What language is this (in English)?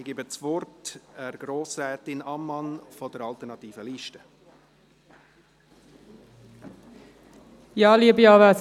Swiss German